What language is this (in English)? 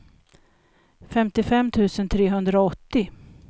Swedish